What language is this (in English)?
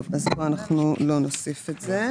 Hebrew